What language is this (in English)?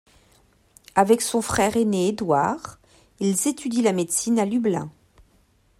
French